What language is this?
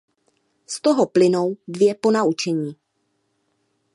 Czech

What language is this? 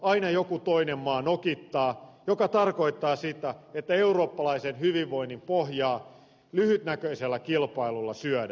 Finnish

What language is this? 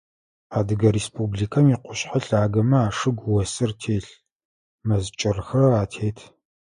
Adyghe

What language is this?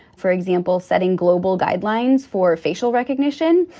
English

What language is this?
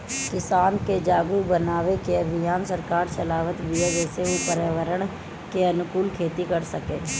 Bhojpuri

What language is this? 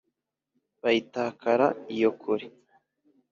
Kinyarwanda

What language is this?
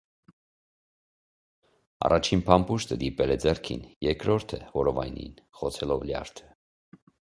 Armenian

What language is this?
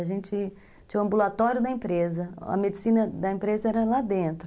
Portuguese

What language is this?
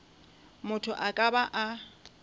Northern Sotho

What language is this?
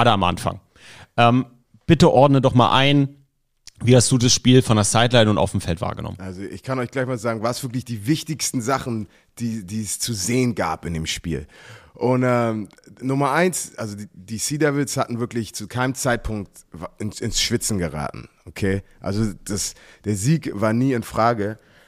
German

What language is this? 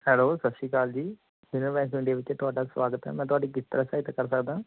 Punjabi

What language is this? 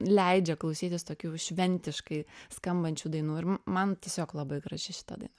Lithuanian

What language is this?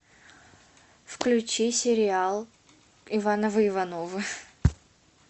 Russian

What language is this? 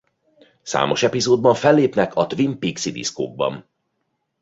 Hungarian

